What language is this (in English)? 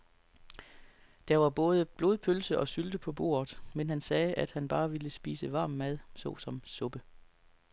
Danish